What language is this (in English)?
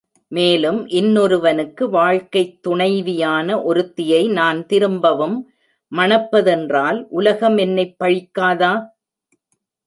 Tamil